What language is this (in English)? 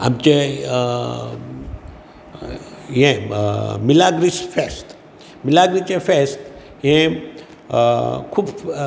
Konkani